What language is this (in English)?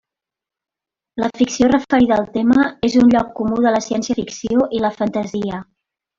Catalan